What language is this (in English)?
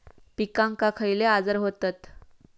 Marathi